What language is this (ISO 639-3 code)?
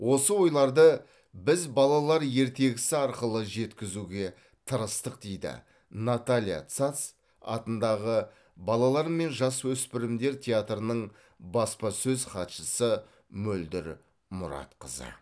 kaz